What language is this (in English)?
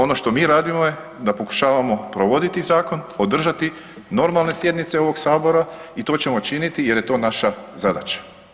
Croatian